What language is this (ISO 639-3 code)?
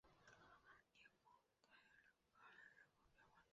zho